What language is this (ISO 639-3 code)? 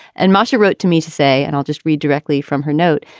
eng